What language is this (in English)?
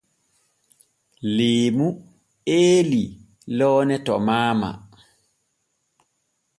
Borgu Fulfulde